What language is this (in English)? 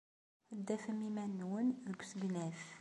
Kabyle